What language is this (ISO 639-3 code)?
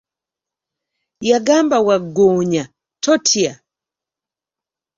lug